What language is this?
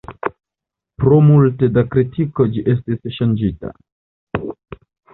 Esperanto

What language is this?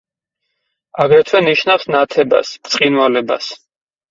Georgian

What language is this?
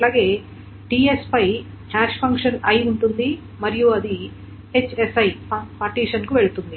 Telugu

